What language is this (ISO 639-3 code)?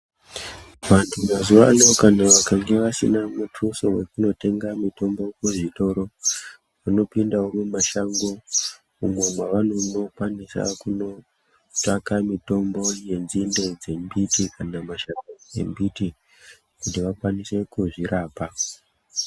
ndc